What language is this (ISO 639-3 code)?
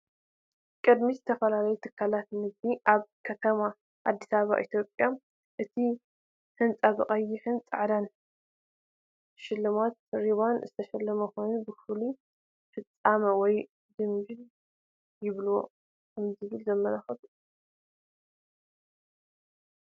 tir